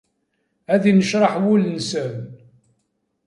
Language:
Kabyle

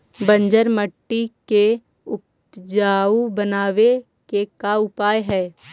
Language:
Magahi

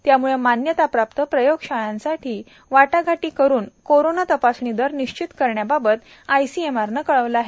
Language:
Marathi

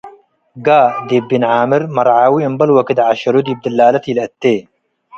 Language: Tigre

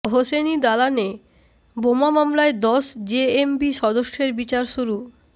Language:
Bangla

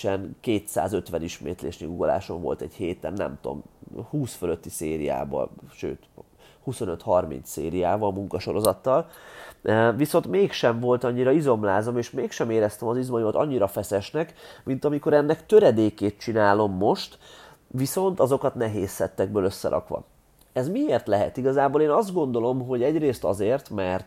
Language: Hungarian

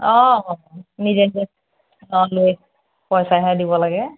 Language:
Assamese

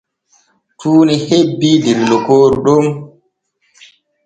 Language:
Borgu Fulfulde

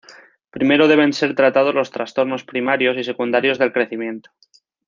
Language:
Spanish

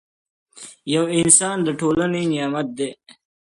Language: Pashto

